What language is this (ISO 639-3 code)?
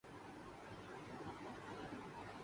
urd